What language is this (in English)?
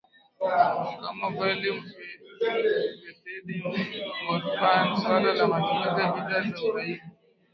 Swahili